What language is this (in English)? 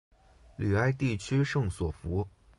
Chinese